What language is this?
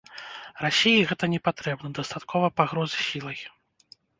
Belarusian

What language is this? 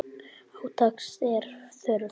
Icelandic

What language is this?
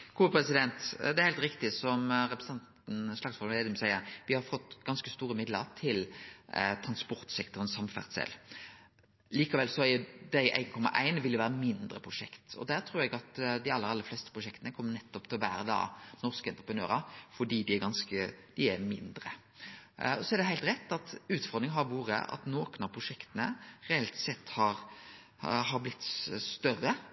Norwegian Nynorsk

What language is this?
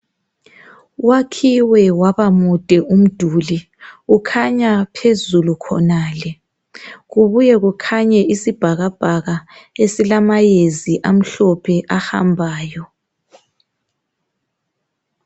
North Ndebele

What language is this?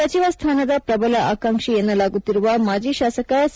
Kannada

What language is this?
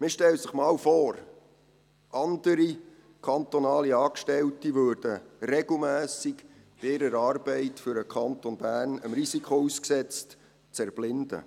Swiss German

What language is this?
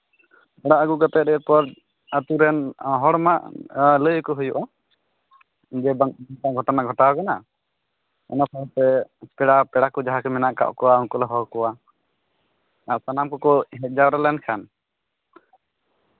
Santali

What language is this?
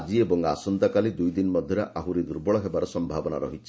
Odia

